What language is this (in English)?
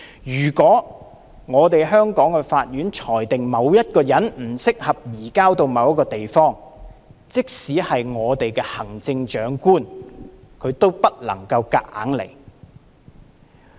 Cantonese